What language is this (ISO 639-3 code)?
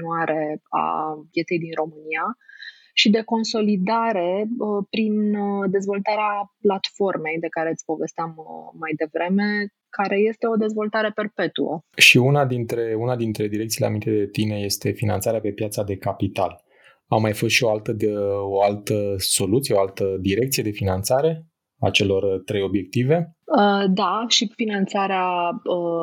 ron